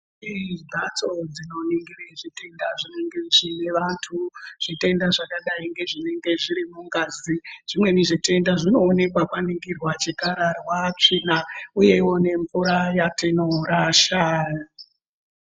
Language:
Ndau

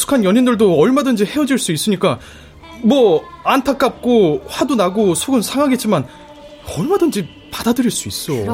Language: Korean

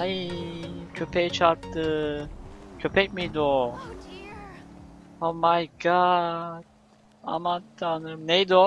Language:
Turkish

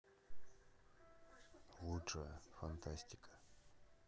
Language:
Russian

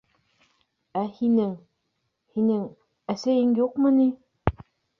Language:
Bashkir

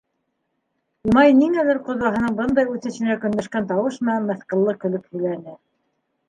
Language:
Bashkir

